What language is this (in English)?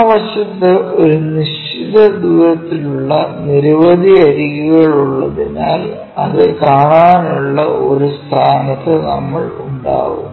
Malayalam